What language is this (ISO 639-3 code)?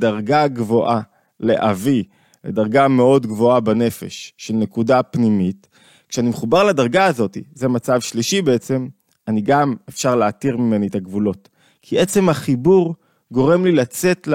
heb